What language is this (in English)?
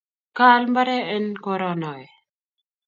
Kalenjin